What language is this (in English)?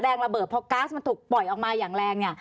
Thai